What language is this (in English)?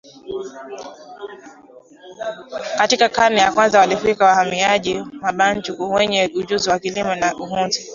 Swahili